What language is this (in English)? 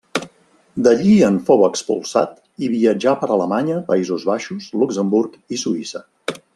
Catalan